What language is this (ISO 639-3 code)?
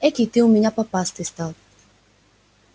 rus